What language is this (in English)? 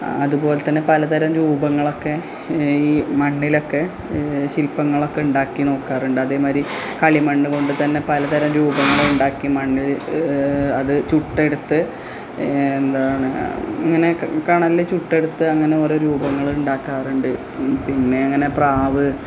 Malayalam